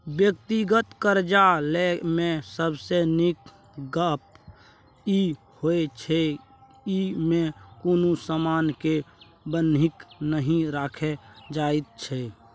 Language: Maithili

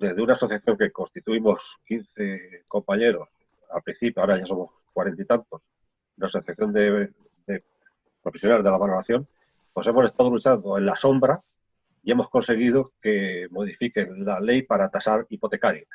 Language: Spanish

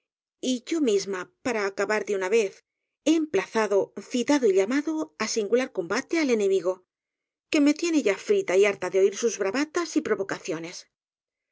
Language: Spanish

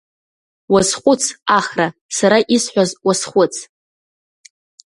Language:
Abkhazian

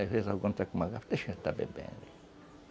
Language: Portuguese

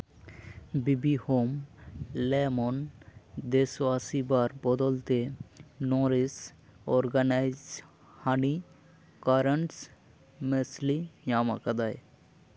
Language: Santali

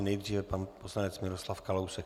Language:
Czech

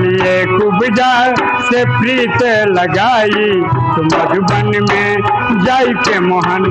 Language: Hindi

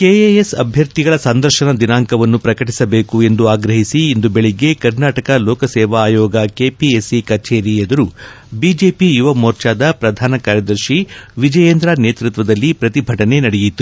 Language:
Kannada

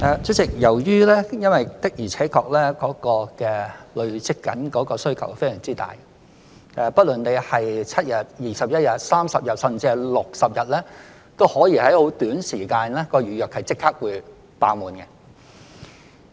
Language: Cantonese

